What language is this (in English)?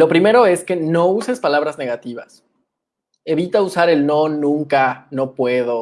Spanish